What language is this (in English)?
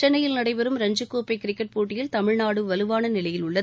Tamil